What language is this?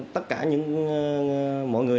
Vietnamese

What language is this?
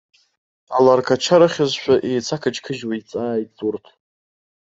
Abkhazian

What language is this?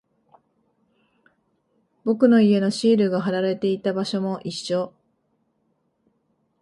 Japanese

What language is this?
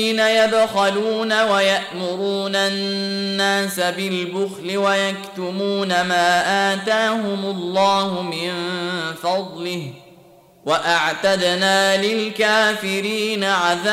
Arabic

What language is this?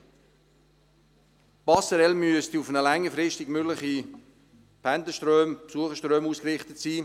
Swiss German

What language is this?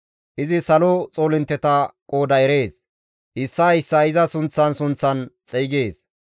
Gamo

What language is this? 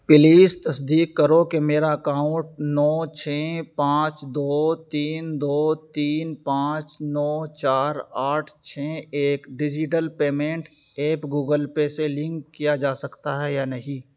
Urdu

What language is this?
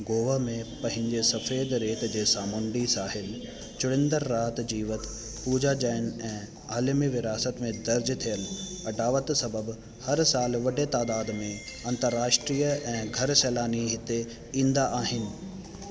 Sindhi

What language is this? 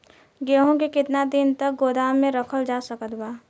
Bhojpuri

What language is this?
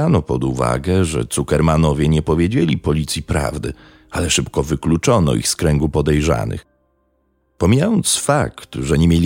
Polish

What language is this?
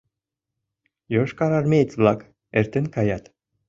Mari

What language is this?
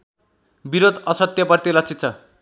Nepali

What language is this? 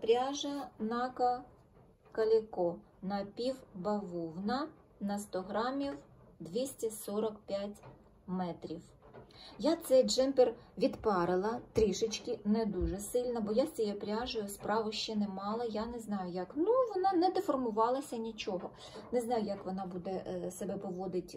Ukrainian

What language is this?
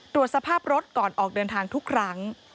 Thai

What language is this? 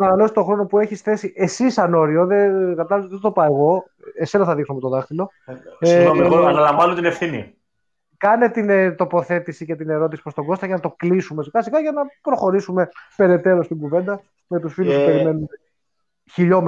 Greek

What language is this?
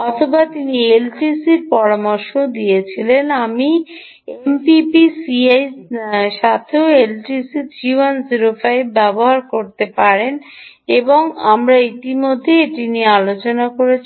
Bangla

